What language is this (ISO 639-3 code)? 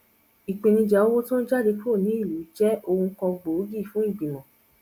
yor